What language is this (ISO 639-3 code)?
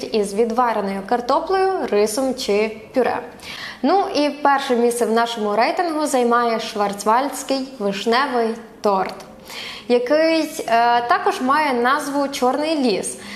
ukr